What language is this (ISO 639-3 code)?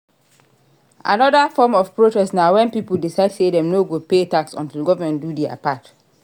pcm